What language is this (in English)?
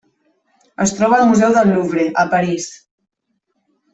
Catalan